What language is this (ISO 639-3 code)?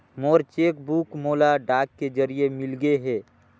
hne